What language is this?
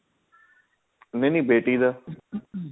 Punjabi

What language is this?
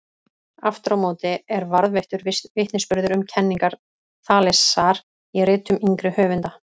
Icelandic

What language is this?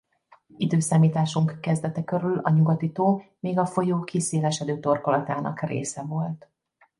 Hungarian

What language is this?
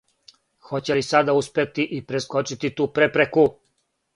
Serbian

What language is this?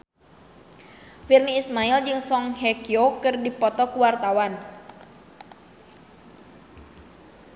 Sundanese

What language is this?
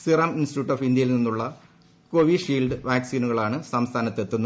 Malayalam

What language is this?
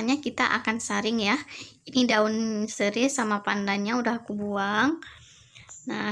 Indonesian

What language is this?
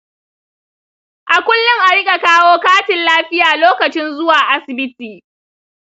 Hausa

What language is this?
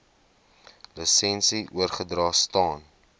Afrikaans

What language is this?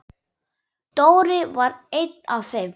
Icelandic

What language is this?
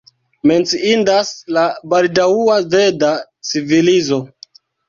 Esperanto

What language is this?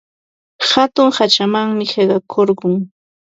Ambo-Pasco Quechua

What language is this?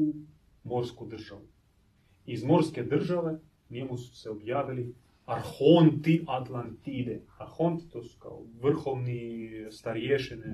Croatian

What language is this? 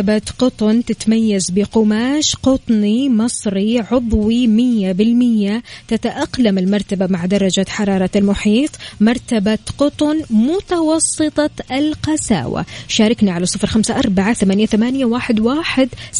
Arabic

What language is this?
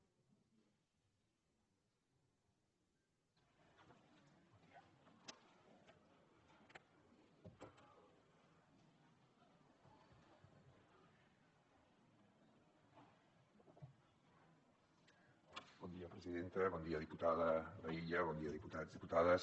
Catalan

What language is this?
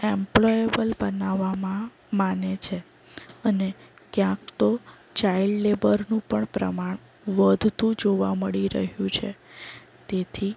Gujarati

